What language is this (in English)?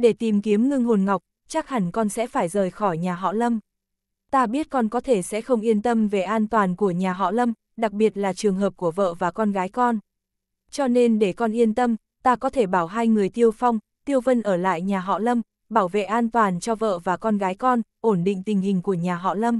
Vietnamese